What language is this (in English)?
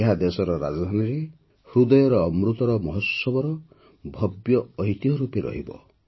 Odia